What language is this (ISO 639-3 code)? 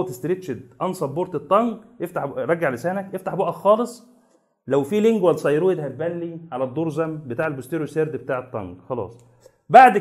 ara